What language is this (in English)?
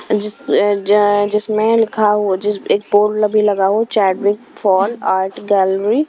Hindi